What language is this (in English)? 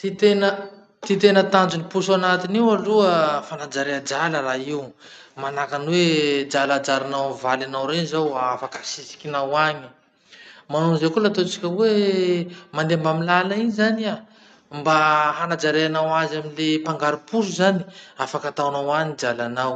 Masikoro Malagasy